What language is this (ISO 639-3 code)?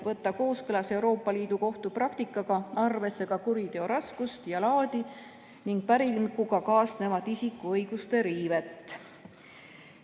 est